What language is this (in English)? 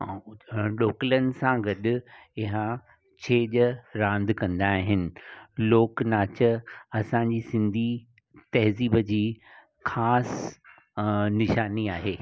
Sindhi